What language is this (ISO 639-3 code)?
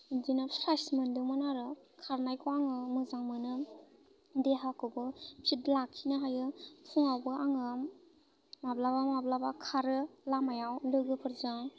brx